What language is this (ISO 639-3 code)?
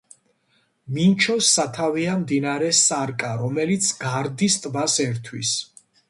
kat